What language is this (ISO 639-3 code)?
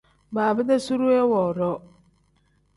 kdh